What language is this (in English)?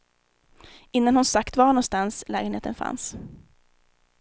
Swedish